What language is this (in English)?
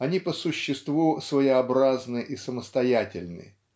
Russian